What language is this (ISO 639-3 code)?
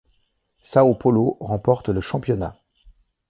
fra